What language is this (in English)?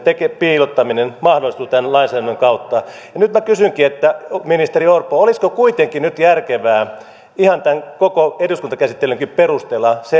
Finnish